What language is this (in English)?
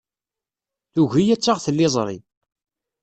Kabyle